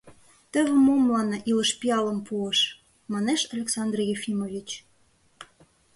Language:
Mari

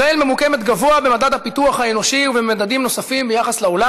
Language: Hebrew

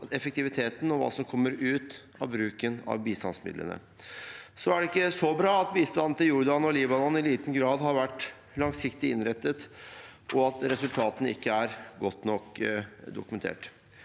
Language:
Norwegian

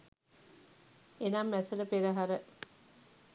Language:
Sinhala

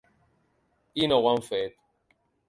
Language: Catalan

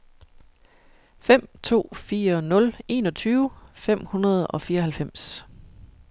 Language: Danish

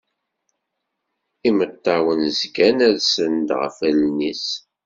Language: Kabyle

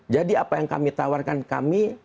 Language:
Indonesian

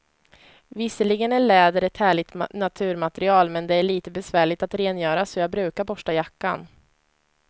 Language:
Swedish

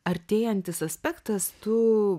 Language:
Lithuanian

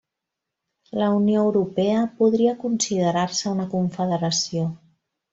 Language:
Catalan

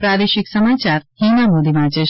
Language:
Gujarati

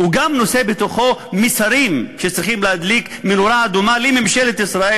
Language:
Hebrew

